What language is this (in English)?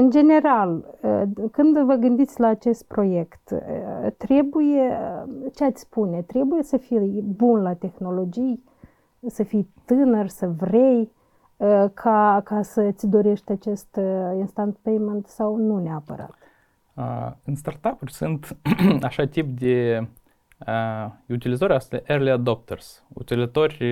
Romanian